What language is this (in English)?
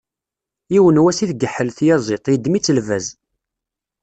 Kabyle